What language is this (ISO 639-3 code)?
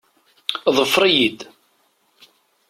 kab